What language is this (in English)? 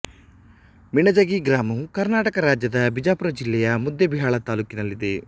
Kannada